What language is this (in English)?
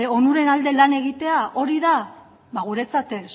Basque